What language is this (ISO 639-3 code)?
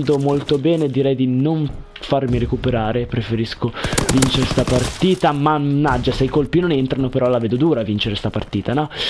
ita